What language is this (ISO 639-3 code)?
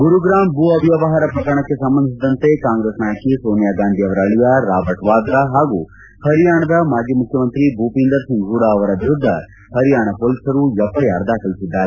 kan